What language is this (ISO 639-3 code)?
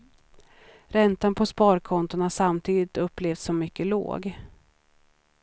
swe